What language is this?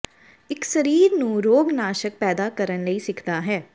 Punjabi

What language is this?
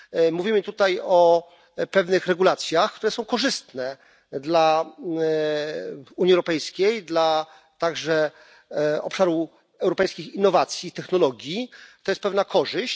Polish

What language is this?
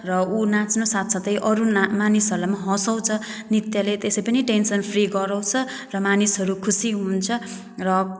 Nepali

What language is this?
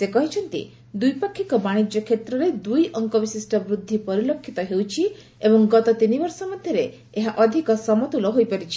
Odia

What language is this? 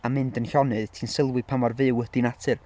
Welsh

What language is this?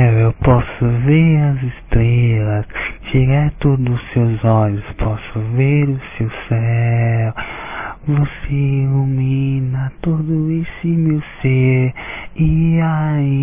Portuguese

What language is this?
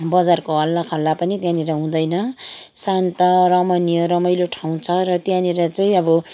Nepali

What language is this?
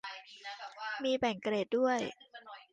Thai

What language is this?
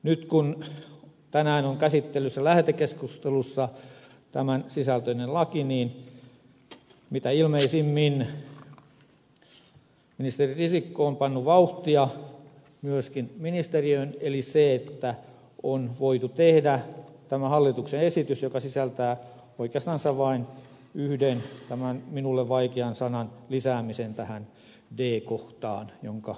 Finnish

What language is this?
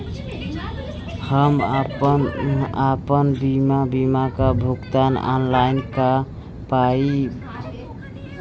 Bhojpuri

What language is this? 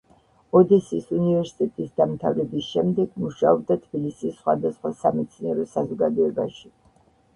Georgian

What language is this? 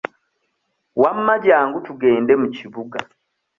Ganda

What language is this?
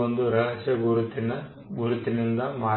Kannada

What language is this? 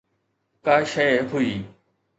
Sindhi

